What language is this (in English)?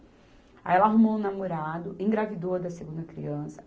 Portuguese